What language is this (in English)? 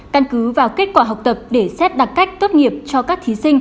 Vietnamese